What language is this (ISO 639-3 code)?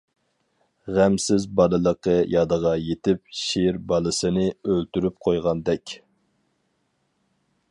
uig